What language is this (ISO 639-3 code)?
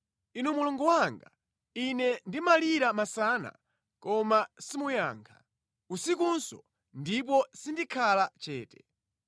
nya